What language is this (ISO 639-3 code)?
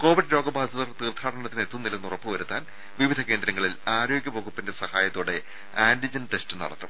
mal